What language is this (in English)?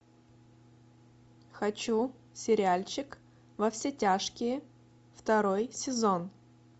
Russian